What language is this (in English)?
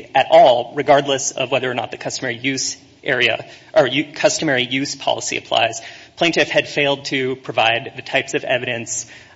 English